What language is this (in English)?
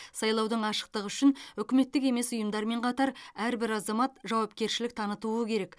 Kazakh